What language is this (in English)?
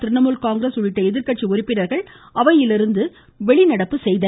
Tamil